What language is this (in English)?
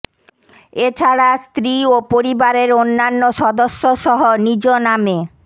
Bangla